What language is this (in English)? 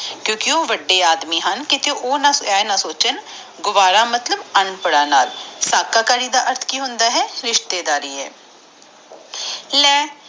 Punjabi